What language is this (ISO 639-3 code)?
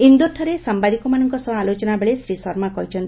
ori